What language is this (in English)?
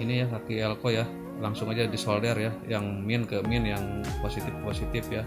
Indonesian